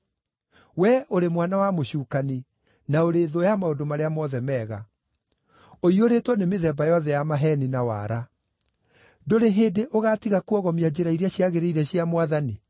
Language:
Kikuyu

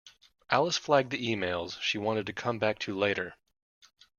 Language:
English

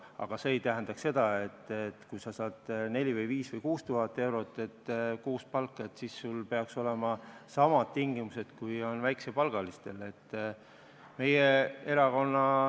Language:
Estonian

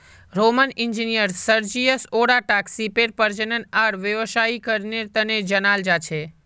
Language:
Magahi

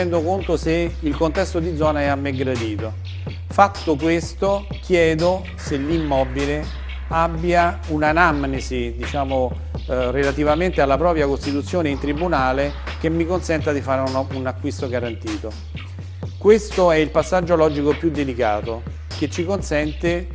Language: Italian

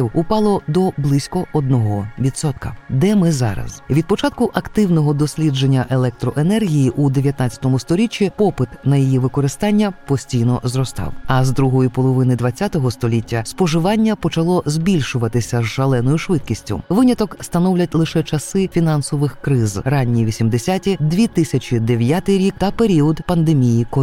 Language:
Ukrainian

